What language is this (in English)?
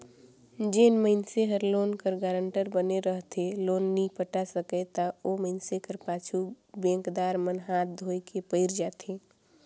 Chhattisgarhi